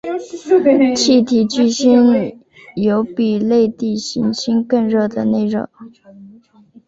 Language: Chinese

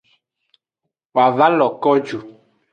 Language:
Aja (Benin)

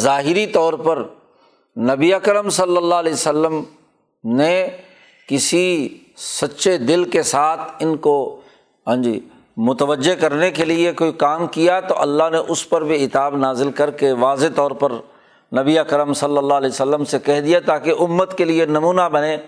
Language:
Urdu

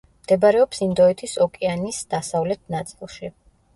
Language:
Georgian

